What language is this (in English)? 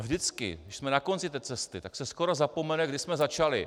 Czech